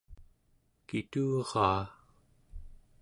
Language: Central Yupik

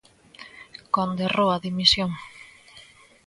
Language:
Galician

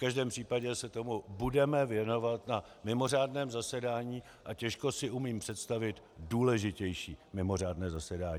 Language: Czech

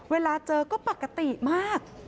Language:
Thai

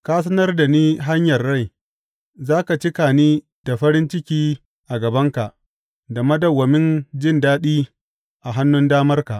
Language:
Hausa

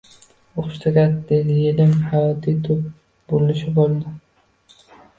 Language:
Uzbek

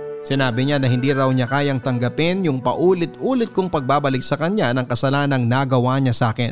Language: Filipino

